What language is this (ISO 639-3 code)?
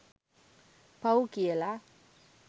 sin